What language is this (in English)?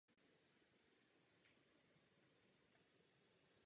Czech